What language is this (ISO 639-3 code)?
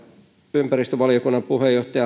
fin